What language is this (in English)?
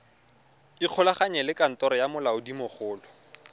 Tswana